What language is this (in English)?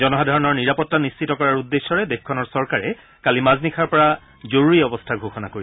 Assamese